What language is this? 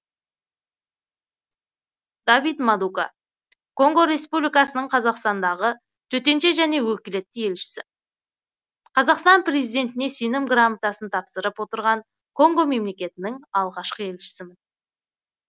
Kazakh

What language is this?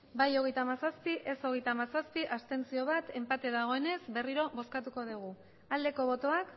Basque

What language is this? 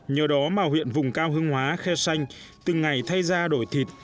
Vietnamese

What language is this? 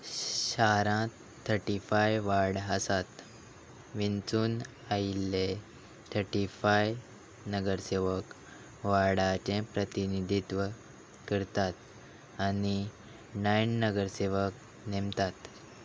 Konkani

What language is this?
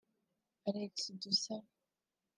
Kinyarwanda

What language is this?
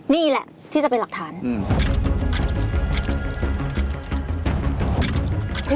Thai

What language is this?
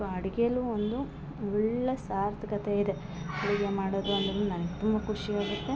Kannada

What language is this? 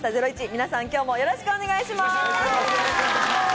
Japanese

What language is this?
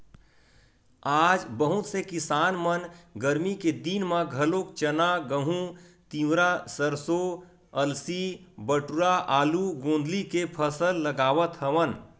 Chhattisgarhi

